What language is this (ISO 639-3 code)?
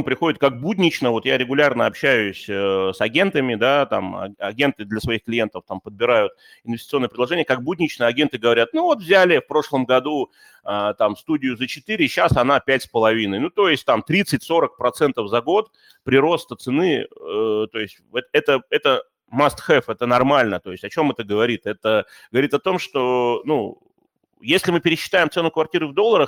rus